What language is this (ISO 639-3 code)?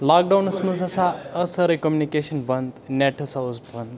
kas